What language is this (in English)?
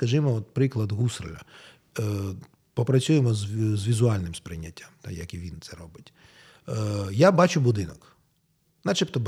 Ukrainian